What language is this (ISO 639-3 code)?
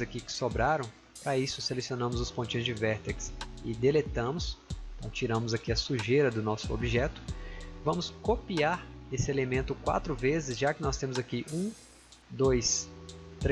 por